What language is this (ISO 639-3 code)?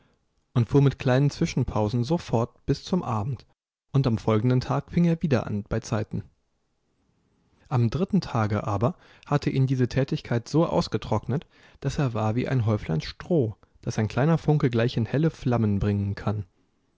deu